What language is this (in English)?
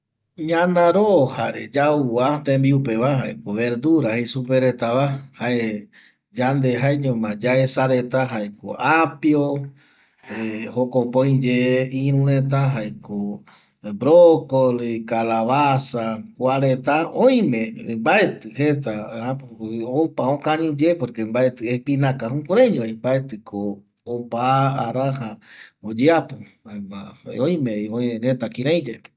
Eastern Bolivian Guaraní